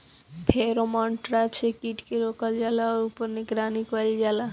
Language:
Bhojpuri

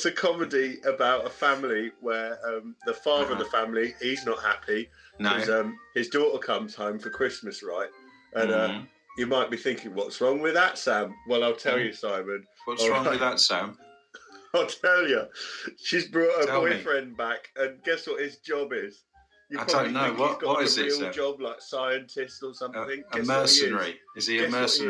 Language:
English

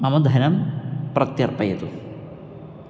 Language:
Sanskrit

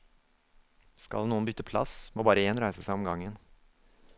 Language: Norwegian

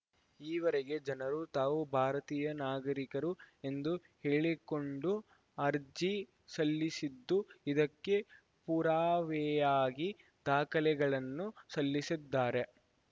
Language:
Kannada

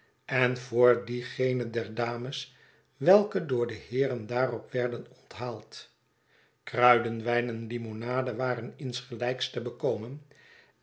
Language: Dutch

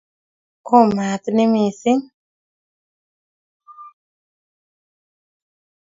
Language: Kalenjin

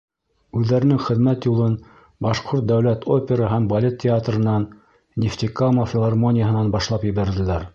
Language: Bashkir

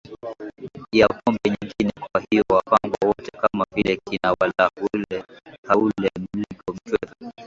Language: Swahili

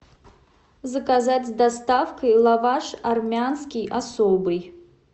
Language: Russian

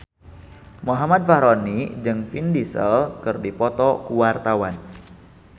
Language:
Sundanese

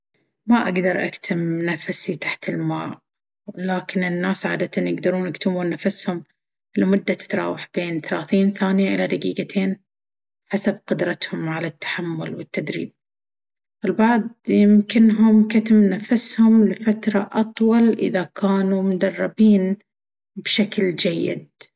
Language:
Baharna Arabic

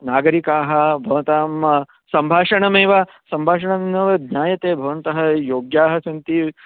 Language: Sanskrit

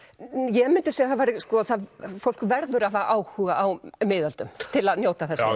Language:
Icelandic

